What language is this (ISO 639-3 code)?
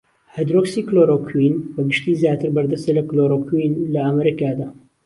ckb